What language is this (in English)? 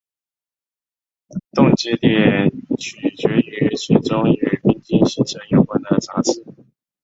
Chinese